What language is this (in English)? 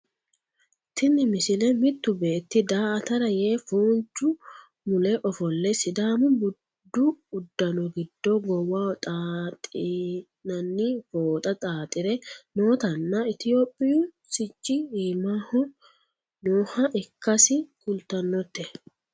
Sidamo